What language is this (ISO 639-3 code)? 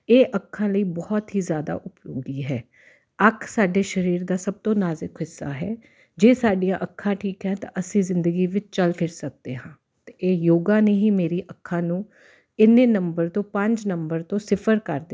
pan